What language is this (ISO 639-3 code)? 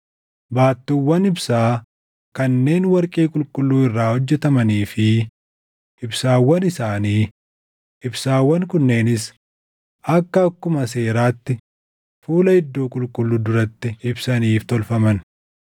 orm